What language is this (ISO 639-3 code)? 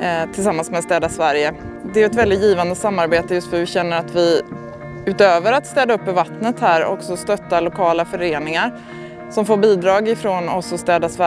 swe